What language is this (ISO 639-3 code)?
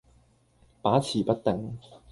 yue